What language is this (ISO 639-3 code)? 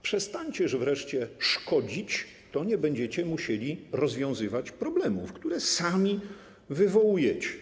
pol